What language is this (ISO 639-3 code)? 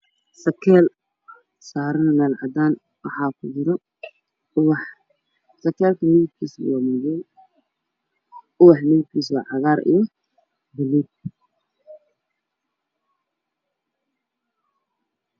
som